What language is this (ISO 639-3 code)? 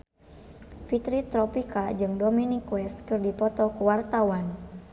sun